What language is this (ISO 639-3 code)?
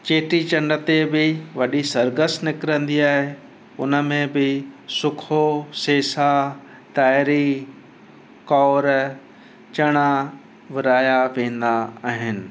snd